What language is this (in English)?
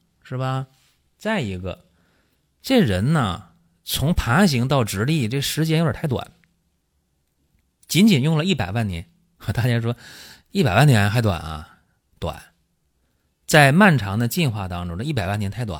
Chinese